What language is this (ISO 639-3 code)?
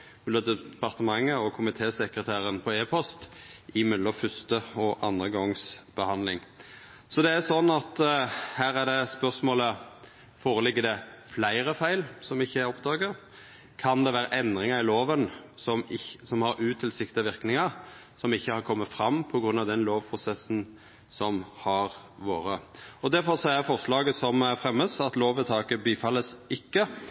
nno